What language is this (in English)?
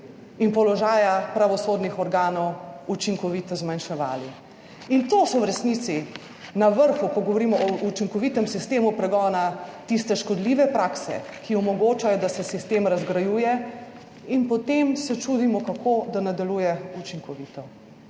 Slovenian